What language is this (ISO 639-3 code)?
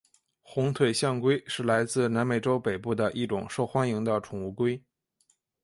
zho